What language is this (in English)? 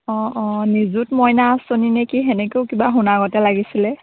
Assamese